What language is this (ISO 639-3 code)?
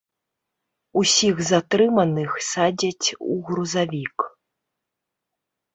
bel